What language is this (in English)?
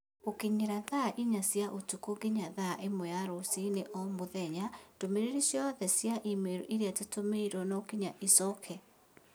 Kikuyu